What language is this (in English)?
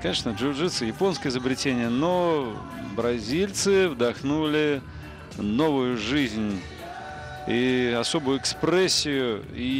Russian